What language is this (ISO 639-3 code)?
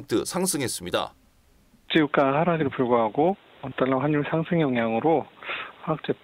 kor